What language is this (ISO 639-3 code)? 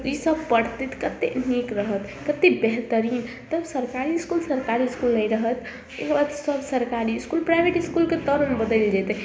mai